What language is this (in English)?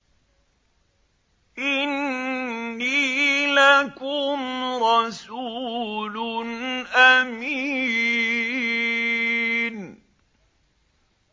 Arabic